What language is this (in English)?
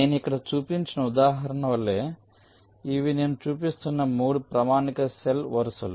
Telugu